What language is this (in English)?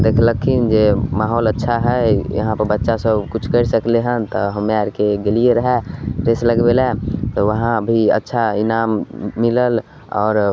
Maithili